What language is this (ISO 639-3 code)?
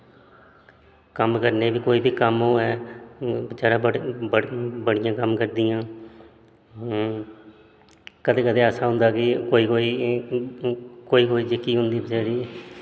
doi